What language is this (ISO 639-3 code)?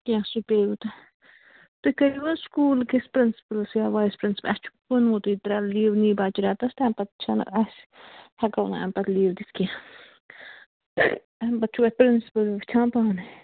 kas